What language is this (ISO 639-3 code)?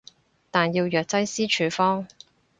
yue